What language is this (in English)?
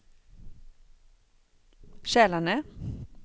Swedish